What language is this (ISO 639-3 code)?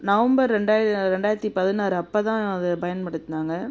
tam